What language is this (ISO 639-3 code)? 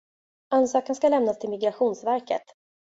swe